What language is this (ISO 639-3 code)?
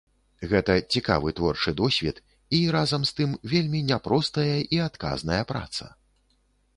bel